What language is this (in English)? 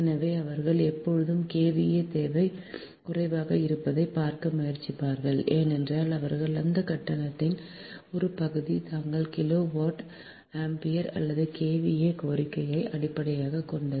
Tamil